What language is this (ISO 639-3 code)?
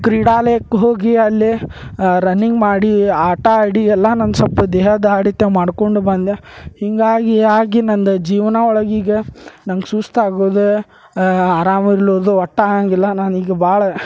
kan